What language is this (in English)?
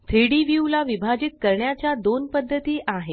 Marathi